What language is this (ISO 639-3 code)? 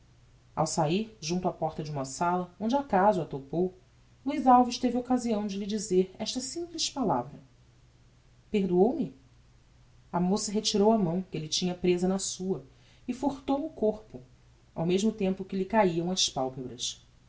por